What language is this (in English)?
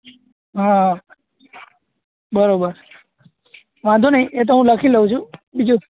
Gujarati